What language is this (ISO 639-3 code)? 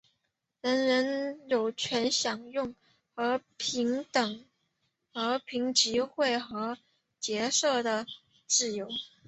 zho